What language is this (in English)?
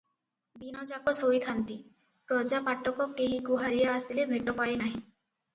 Odia